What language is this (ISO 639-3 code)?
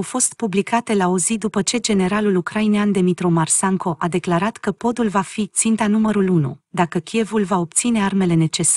ron